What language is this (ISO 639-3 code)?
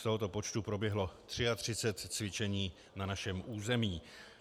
ces